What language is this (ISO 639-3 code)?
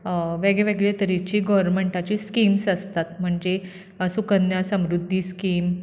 kok